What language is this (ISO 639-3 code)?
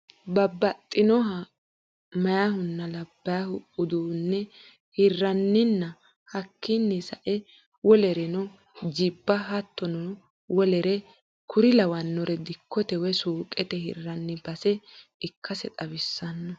sid